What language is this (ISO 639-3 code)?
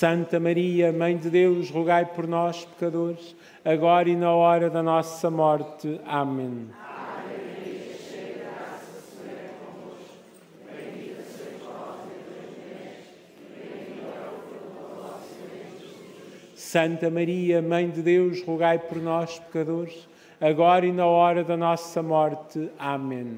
por